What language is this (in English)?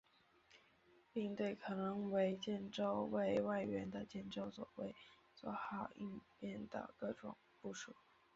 Chinese